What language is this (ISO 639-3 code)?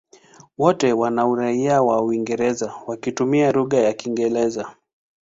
swa